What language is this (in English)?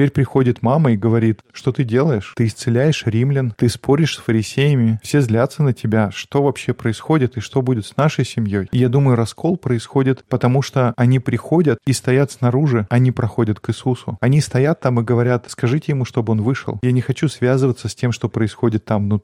Russian